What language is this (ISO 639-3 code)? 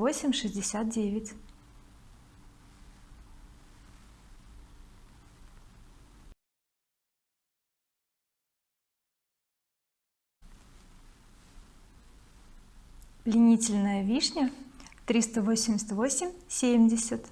rus